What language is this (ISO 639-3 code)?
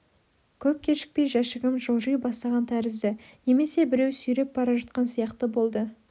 kaz